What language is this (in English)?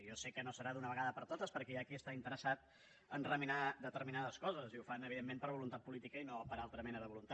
Catalan